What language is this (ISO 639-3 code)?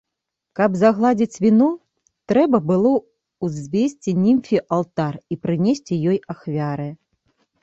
bel